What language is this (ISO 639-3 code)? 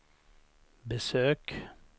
swe